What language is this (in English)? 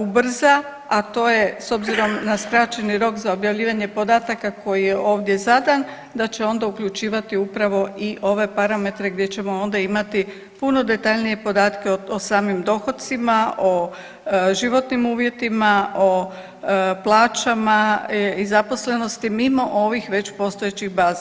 Croatian